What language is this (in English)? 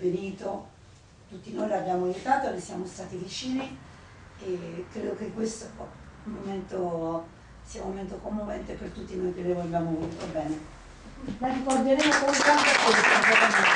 Italian